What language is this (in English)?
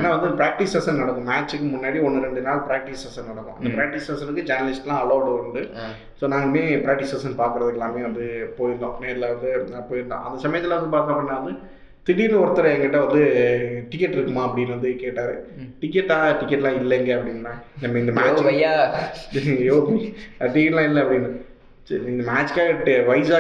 Tamil